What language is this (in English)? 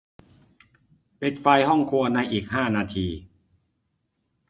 Thai